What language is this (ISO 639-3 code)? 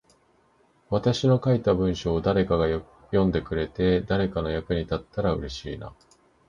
jpn